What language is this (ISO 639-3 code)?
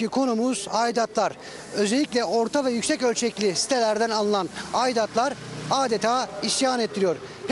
tur